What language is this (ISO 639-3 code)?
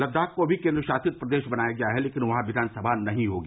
hin